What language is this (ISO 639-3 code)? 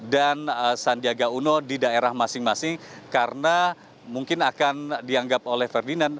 ind